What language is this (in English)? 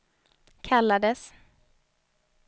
Swedish